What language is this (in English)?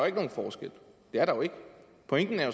Danish